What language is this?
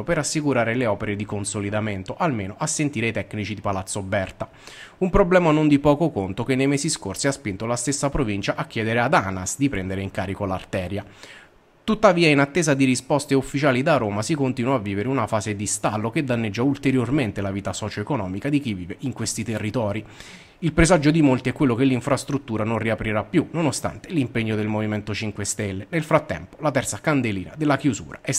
Italian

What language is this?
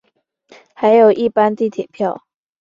Chinese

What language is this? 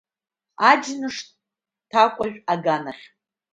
Abkhazian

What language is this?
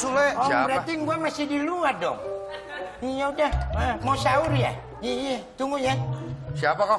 Indonesian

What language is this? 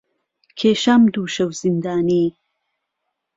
Central Kurdish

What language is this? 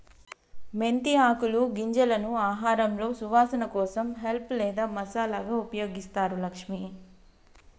Telugu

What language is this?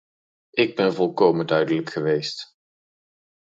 Dutch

